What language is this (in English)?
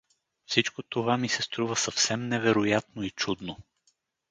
Bulgarian